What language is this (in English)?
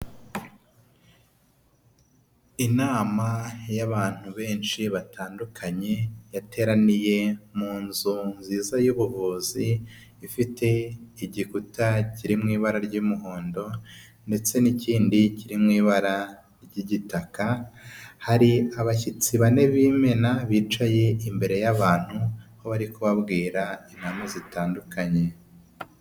Kinyarwanda